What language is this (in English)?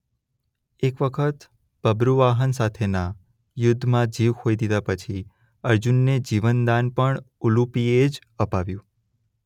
Gujarati